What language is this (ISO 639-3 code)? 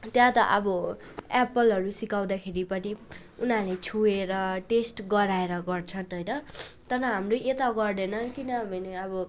nep